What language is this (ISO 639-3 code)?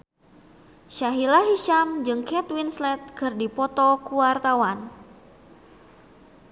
sun